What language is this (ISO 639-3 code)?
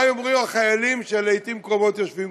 heb